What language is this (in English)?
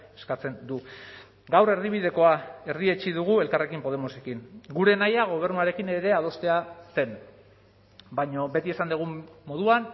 Basque